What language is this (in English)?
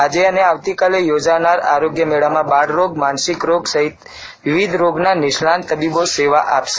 Gujarati